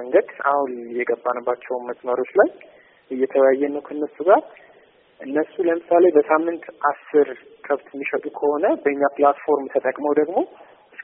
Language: Amharic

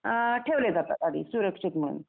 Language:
Marathi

